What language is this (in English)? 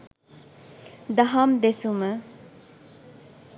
Sinhala